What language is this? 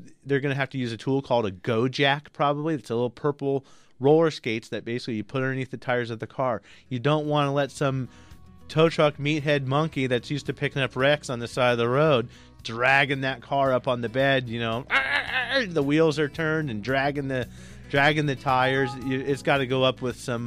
English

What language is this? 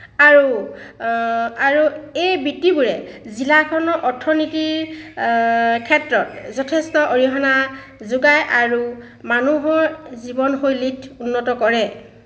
Assamese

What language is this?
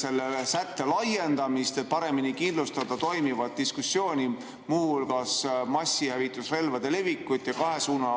Estonian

